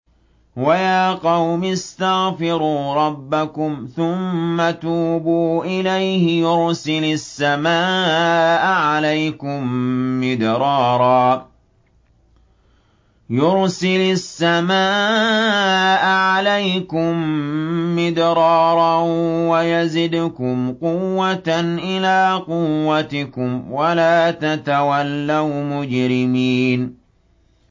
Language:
Arabic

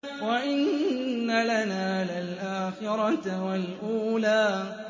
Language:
Arabic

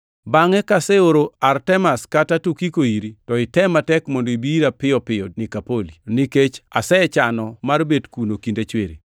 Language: Luo (Kenya and Tanzania)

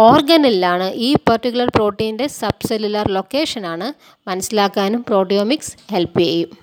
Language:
Malayalam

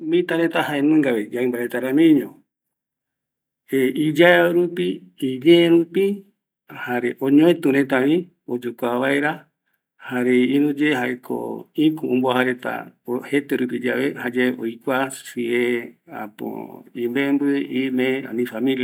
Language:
Eastern Bolivian Guaraní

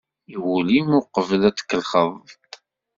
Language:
Kabyle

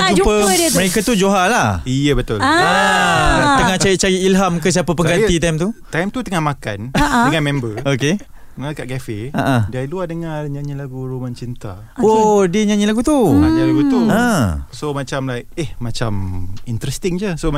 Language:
Malay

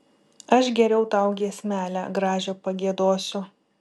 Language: Lithuanian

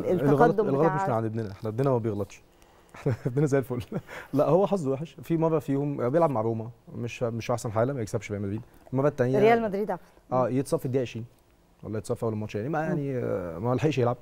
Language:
Arabic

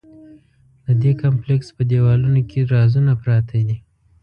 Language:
Pashto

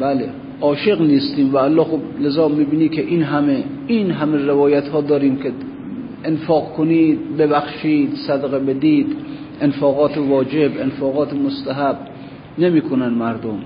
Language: Persian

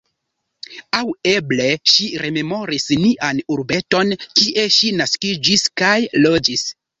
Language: Esperanto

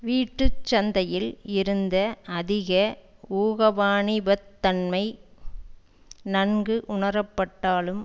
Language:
Tamil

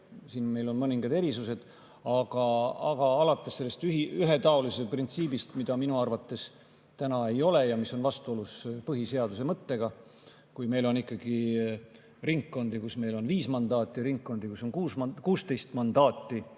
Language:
Estonian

